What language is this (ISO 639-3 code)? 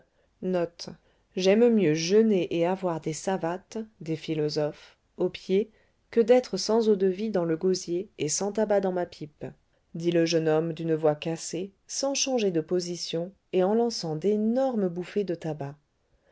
fra